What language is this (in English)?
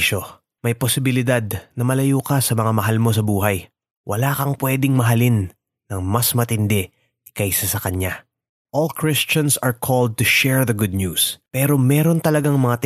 Filipino